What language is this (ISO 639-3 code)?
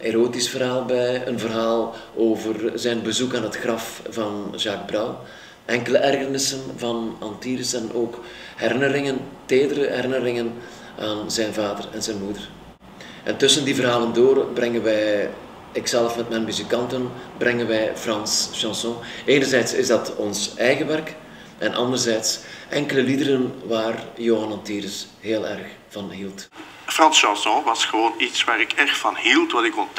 nld